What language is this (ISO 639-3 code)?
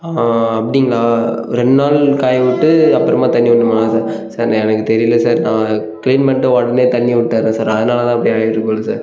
tam